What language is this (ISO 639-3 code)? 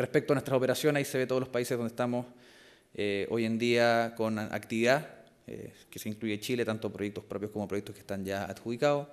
spa